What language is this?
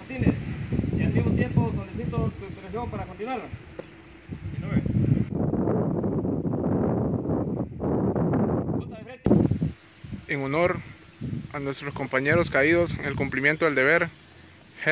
Spanish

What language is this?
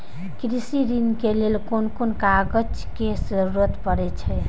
Maithili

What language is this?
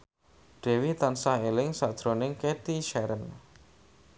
Javanese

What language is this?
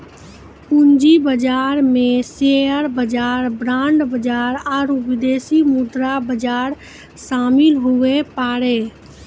Maithili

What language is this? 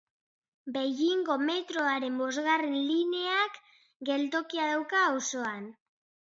Basque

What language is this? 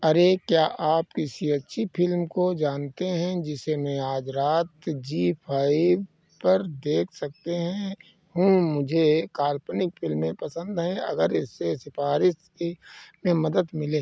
Hindi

